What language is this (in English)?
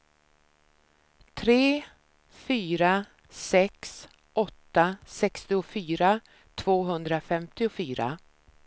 Swedish